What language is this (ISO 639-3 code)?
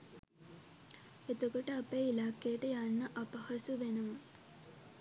sin